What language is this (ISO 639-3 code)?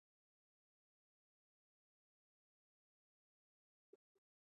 pus